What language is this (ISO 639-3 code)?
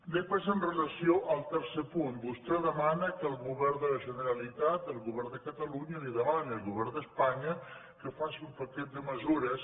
cat